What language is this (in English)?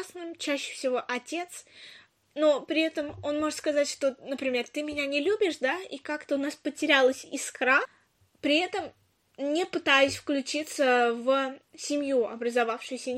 Russian